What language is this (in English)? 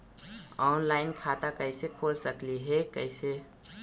Magahi